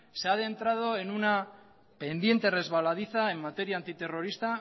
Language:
Spanish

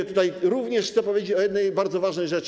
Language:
Polish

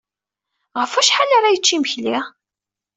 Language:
Kabyle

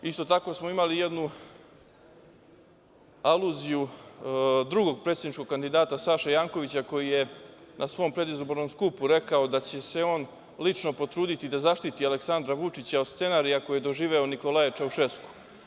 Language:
Serbian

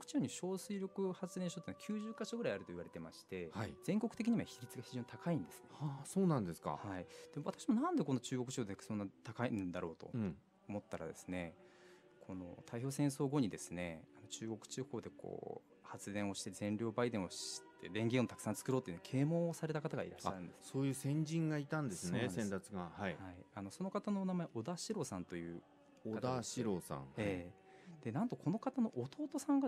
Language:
Japanese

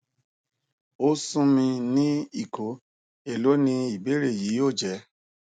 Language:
Yoruba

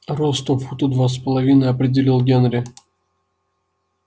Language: Russian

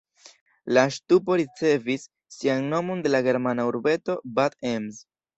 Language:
Esperanto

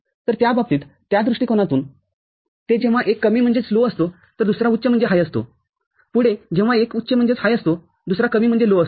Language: Marathi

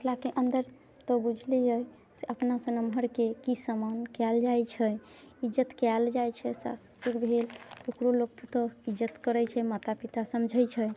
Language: Maithili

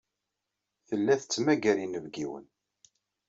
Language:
Kabyle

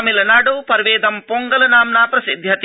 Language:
Sanskrit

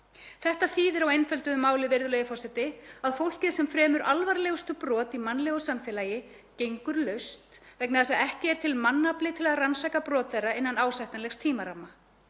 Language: Icelandic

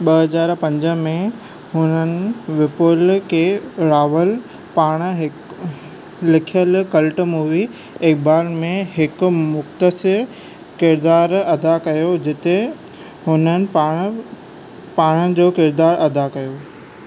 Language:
Sindhi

